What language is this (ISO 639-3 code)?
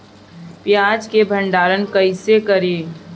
bho